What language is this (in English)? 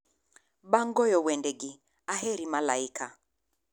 Luo (Kenya and Tanzania)